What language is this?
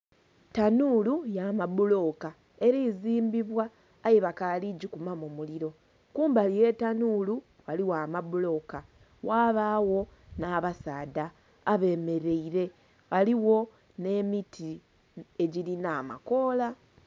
Soga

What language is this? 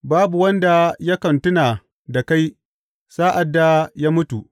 Hausa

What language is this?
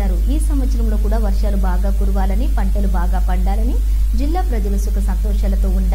Telugu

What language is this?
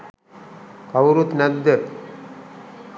Sinhala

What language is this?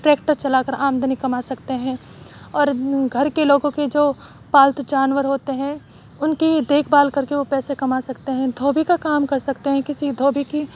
Urdu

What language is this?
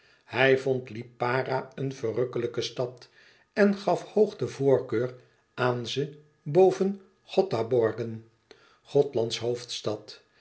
Dutch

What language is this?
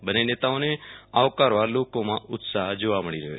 Gujarati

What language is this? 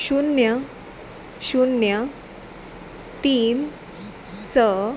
Konkani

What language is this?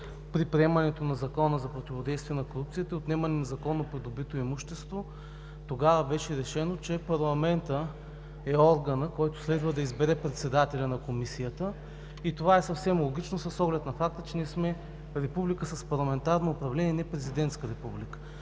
Bulgarian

